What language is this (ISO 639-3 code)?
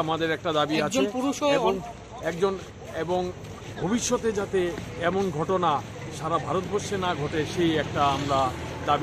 ben